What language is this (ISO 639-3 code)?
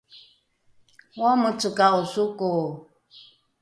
dru